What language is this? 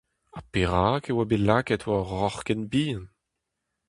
Breton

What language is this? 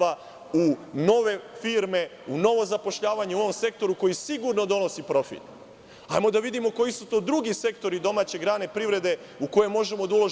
Serbian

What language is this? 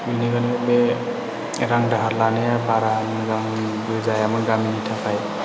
Bodo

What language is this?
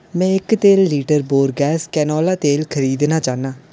Dogri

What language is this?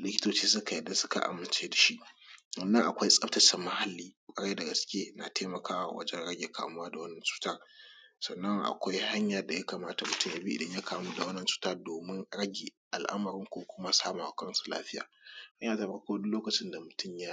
Hausa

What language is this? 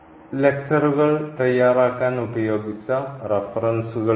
Malayalam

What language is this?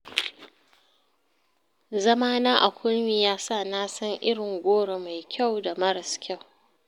Hausa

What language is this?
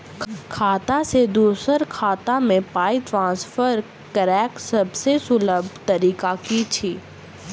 Maithili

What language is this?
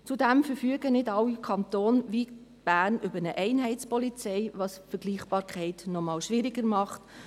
Swiss German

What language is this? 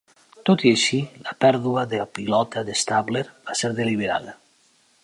Catalan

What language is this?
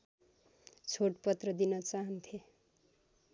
Nepali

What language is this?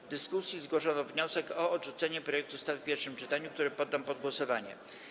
Polish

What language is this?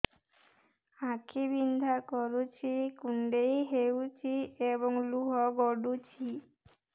Odia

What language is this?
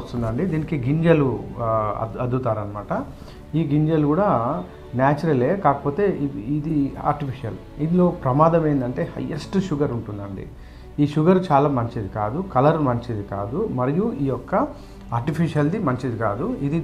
Telugu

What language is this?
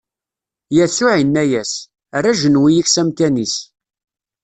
Kabyle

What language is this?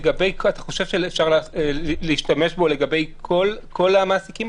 Hebrew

